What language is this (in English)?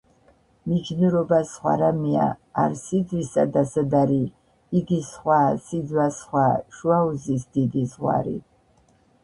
Georgian